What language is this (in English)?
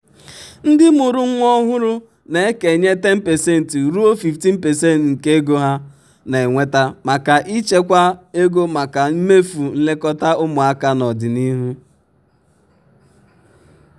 Igbo